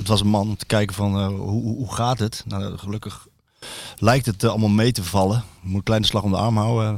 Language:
Dutch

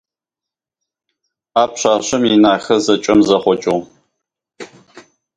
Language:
Russian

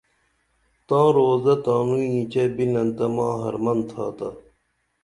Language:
Dameli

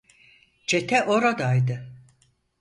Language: Turkish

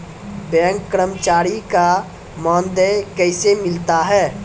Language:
Maithili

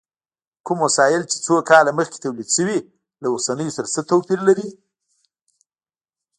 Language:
Pashto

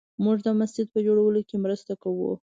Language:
Pashto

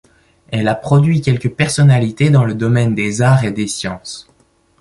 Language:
French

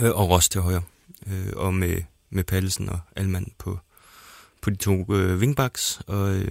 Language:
Danish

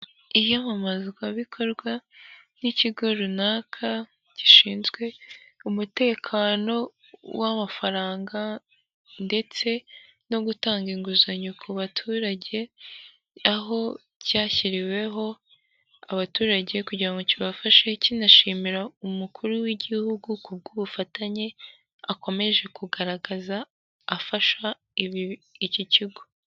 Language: Kinyarwanda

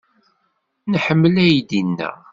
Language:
Kabyle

